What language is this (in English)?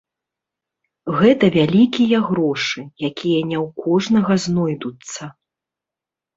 Belarusian